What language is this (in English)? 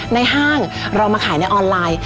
Thai